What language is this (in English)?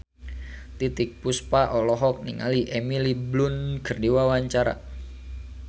Sundanese